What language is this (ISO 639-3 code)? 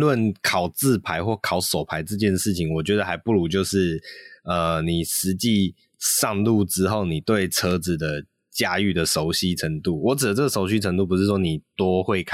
zho